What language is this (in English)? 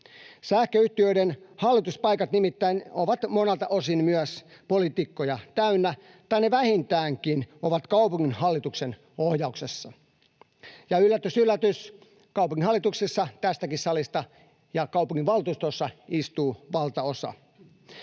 Finnish